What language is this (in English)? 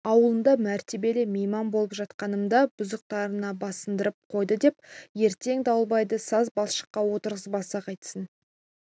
Kazakh